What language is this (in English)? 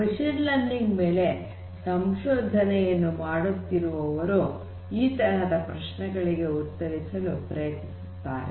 Kannada